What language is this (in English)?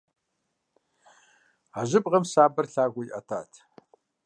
Kabardian